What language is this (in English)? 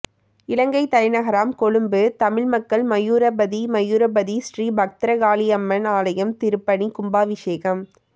Tamil